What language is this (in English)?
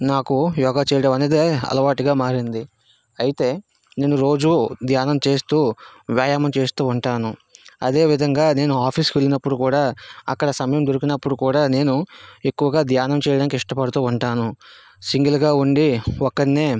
Telugu